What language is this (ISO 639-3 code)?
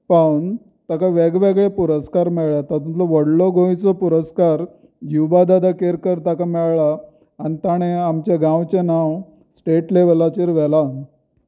kok